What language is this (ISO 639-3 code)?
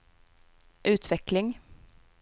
swe